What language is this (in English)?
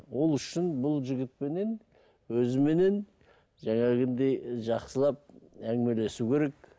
Kazakh